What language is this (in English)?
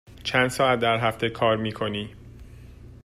Persian